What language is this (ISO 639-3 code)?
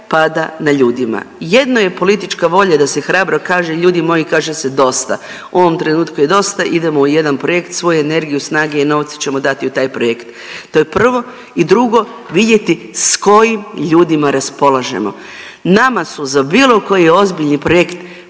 hrv